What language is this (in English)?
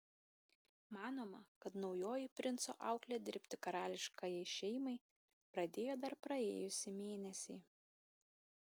Lithuanian